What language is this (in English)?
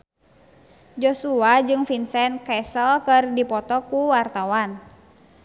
Sundanese